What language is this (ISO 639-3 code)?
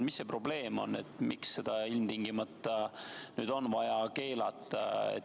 est